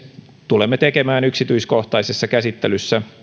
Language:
Finnish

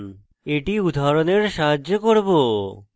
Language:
Bangla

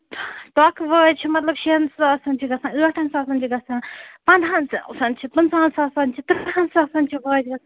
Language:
Kashmiri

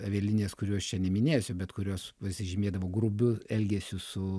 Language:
Lithuanian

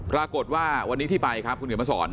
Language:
Thai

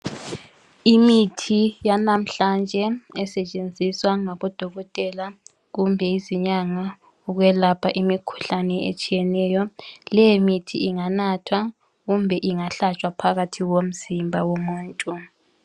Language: North Ndebele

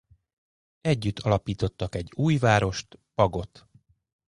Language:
Hungarian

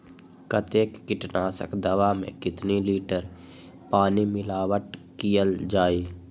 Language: Magahi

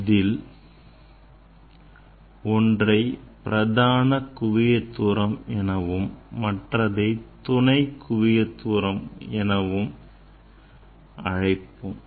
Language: Tamil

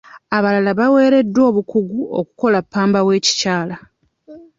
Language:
Ganda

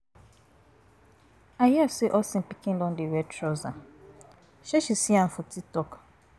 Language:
Nigerian Pidgin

